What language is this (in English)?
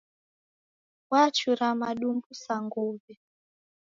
Taita